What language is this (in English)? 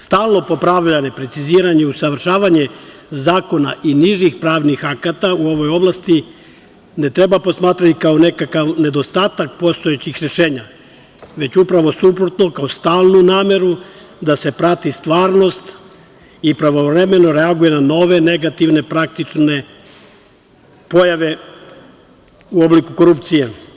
Serbian